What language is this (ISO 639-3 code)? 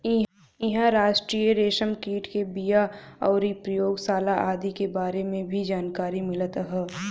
bho